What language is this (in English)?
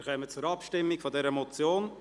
Swiss German